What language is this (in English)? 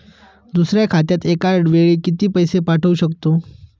Marathi